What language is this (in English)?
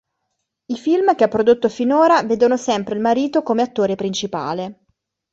Italian